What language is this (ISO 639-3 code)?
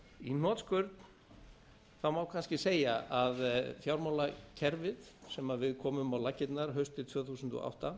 isl